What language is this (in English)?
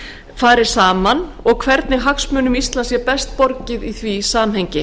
Icelandic